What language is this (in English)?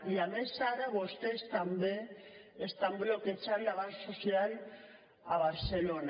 Catalan